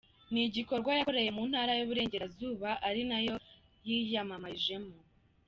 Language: Kinyarwanda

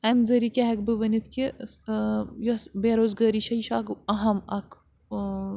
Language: Kashmiri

